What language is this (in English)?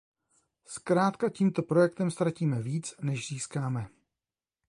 Czech